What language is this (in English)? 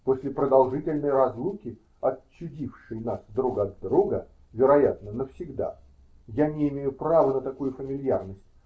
Russian